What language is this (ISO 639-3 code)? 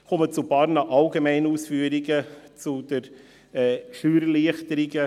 gsw